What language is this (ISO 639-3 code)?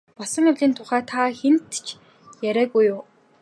mon